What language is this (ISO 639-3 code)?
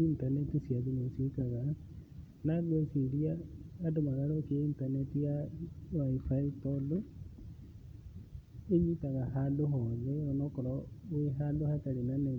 kik